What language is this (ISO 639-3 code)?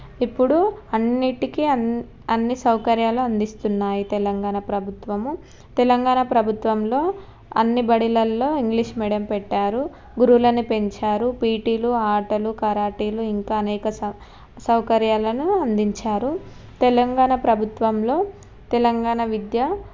tel